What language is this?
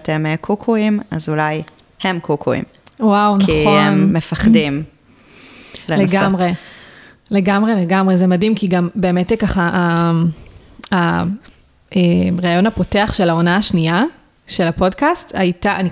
Hebrew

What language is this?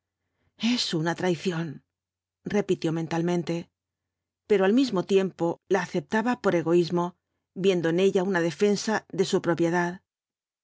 Spanish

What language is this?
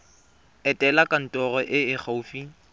Tswana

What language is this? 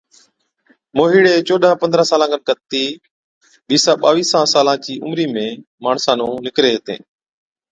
Od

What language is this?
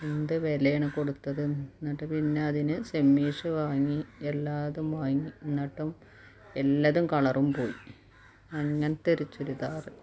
Malayalam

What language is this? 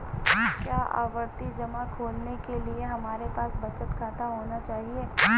Hindi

